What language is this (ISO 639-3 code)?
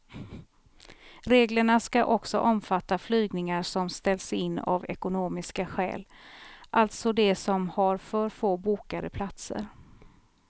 swe